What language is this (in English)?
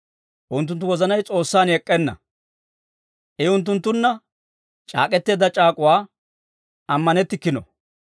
Dawro